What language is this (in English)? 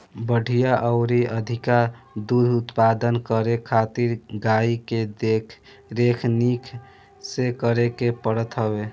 Bhojpuri